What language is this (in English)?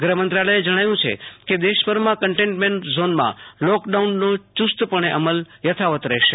Gujarati